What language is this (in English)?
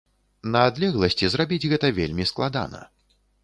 Belarusian